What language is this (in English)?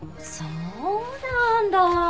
Japanese